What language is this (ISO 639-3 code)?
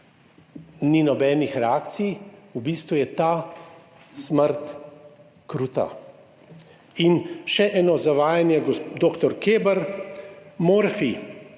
slv